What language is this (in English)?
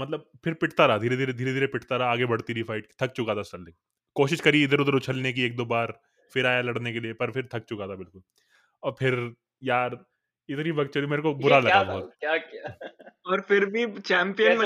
Hindi